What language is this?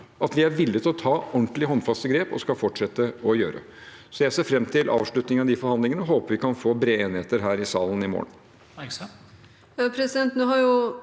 Norwegian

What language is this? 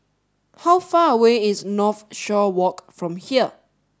English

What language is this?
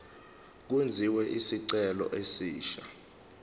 Zulu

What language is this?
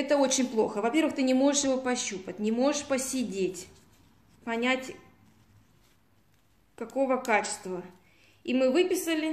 Russian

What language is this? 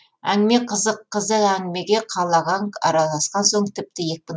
Kazakh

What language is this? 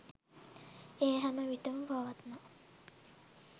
Sinhala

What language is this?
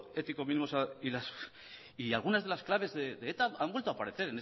Spanish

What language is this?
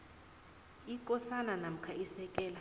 South Ndebele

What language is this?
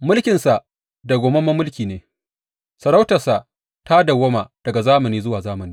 Hausa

